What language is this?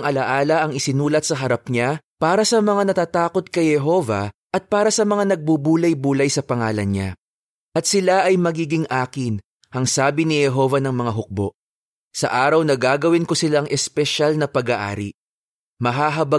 Filipino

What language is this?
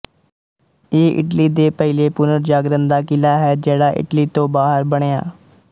Punjabi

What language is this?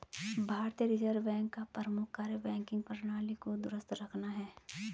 Hindi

